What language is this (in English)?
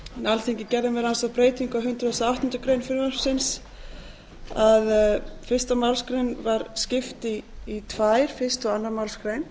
Icelandic